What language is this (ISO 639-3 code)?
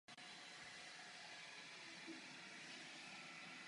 ces